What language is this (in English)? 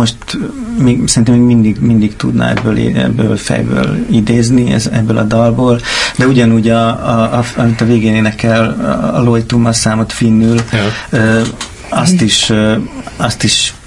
Hungarian